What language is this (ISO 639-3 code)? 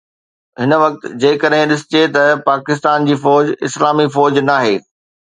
snd